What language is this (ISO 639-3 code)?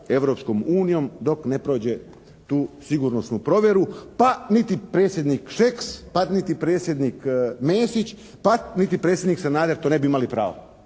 hrv